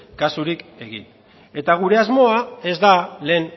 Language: Basque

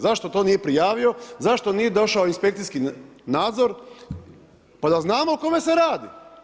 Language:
Croatian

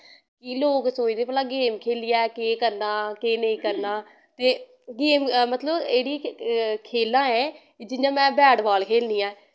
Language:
Dogri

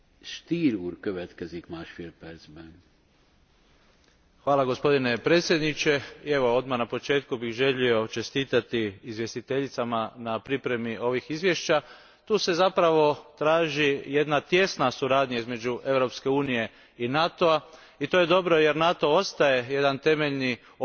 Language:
Croatian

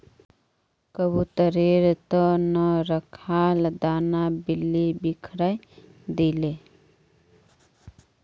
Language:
Magahi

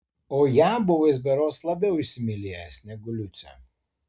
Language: Lithuanian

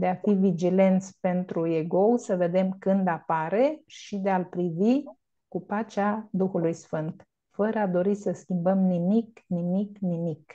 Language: Romanian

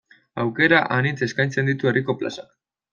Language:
Basque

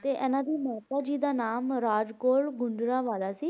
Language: Punjabi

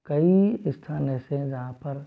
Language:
Hindi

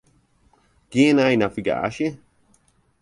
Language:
Western Frisian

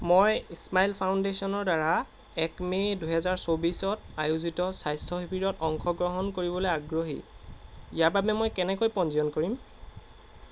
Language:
Assamese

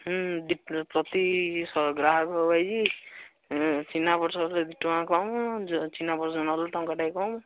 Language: Odia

